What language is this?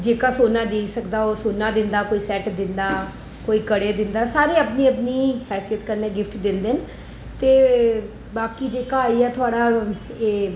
Dogri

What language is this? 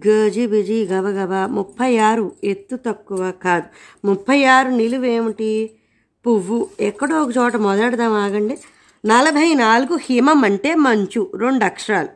Telugu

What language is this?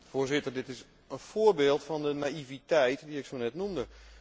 Dutch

